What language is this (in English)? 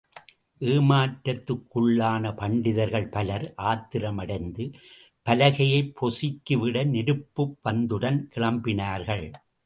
Tamil